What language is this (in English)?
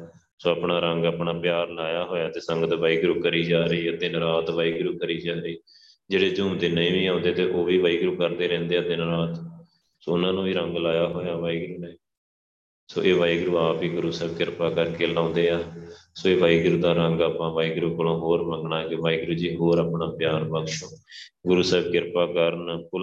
Punjabi